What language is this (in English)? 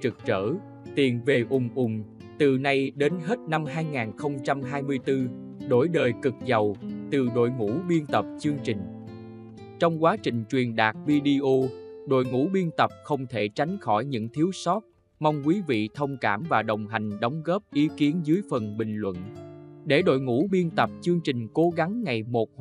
Vietnamese